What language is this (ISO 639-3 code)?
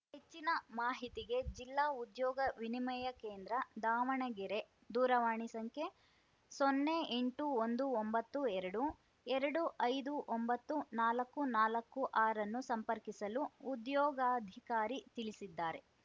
kan